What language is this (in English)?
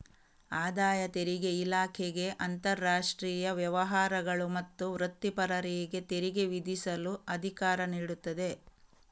Kannada